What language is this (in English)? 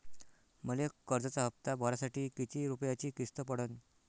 Marathi